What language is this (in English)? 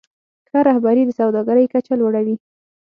Pashto